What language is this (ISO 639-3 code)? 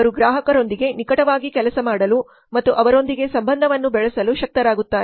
kan